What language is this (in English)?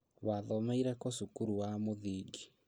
Kikuyu